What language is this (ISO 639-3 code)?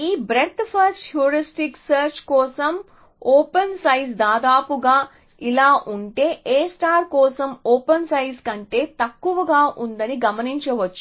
tel